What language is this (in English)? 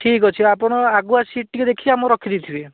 Odia